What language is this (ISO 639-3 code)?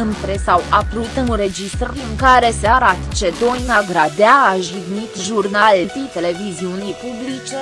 ron